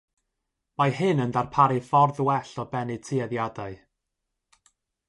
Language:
Welsh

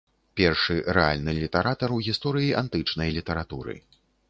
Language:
Belarusian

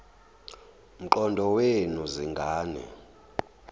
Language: Zulu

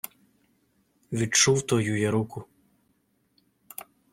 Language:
Ukrainian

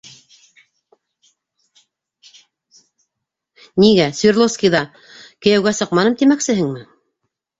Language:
Bashkir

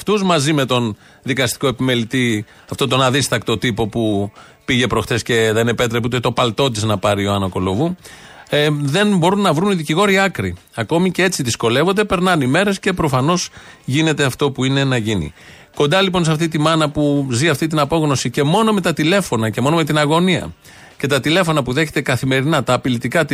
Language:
Greek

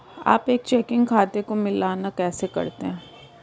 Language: Hindi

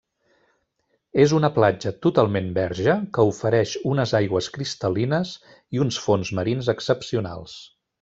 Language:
Catalan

